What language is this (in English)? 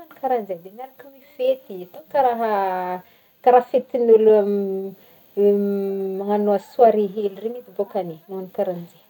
Northern Betsimisaraka Malagasy